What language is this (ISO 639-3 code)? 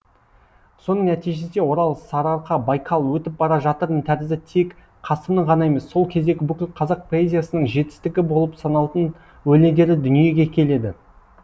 kaz